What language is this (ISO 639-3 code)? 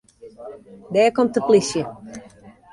fry